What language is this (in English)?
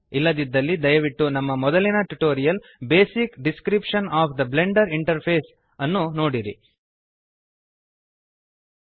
Kannada